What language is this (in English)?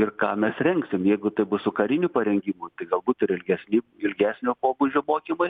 Lithuanian